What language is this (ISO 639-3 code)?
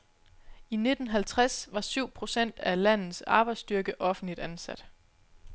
dan